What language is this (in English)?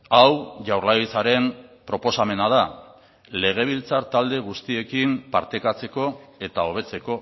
Basque